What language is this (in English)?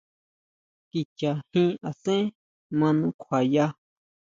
Huautla Mazatec